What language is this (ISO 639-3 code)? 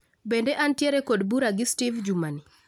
luo